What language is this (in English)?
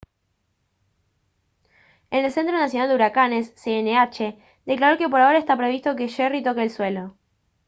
Spanish